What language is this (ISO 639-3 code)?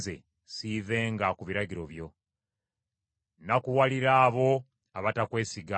lug